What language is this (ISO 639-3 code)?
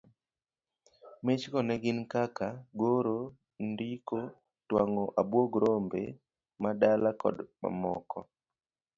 luo